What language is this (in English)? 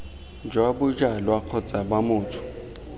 Tswana